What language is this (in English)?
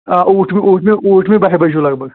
Kashmiri